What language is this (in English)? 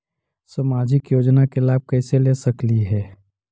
Magahi